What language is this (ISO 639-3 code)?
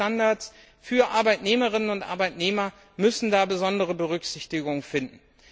deu